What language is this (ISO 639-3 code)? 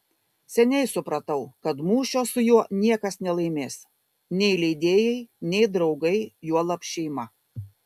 lit